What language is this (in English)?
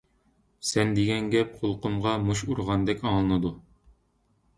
Uyghur